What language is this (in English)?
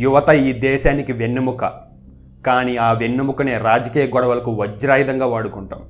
Telugu